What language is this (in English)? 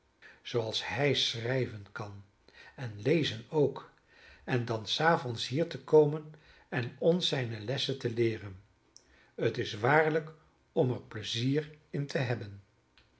Dutch